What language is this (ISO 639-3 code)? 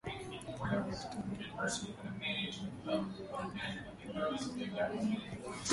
swa